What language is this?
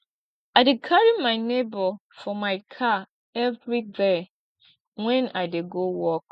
Nigerian Pidgin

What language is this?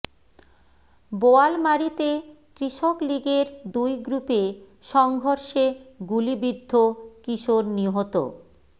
Bangla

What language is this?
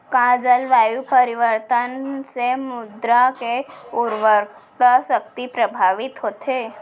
Chhattisgarhi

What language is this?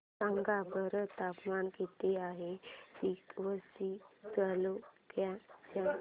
Marathi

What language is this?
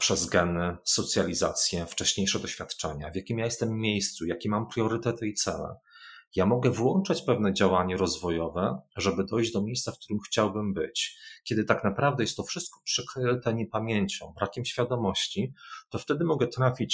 Polish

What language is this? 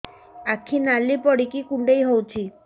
Odia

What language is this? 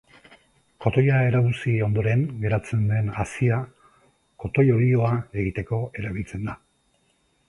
Basque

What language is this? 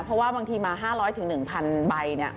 Thai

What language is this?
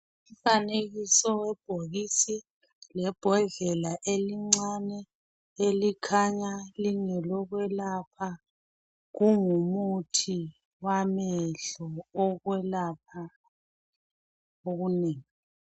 North Ndebele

